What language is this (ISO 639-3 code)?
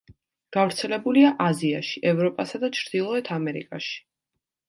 kat